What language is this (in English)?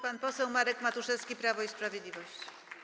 Polish